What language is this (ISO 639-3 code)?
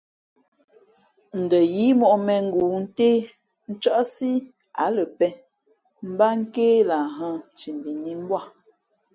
fmp